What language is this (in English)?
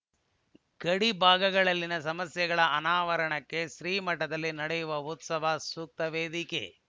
Kannada